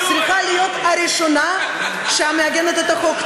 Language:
Hebrew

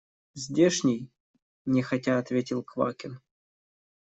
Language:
Russian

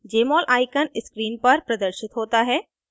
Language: Hindi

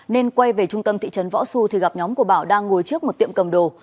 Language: Vietnamese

